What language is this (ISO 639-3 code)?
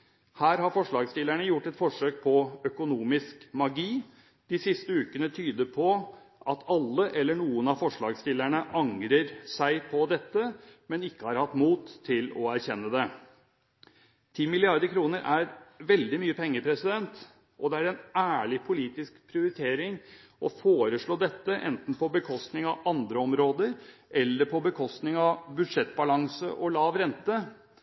nob